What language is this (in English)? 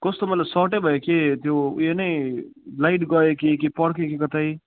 Nepali